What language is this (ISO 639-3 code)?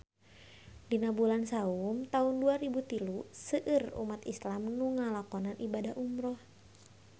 sun